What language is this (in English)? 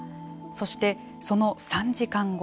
Japanese